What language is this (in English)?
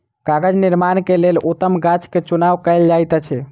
Maithili